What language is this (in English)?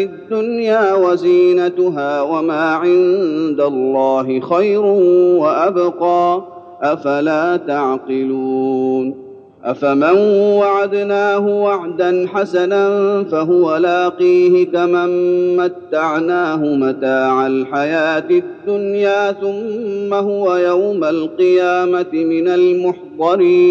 Arabic